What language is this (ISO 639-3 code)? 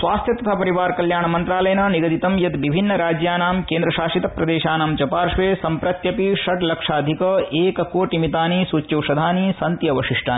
san